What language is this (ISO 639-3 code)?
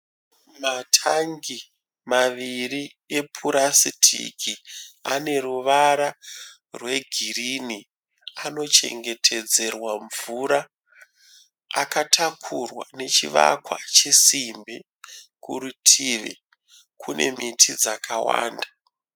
sna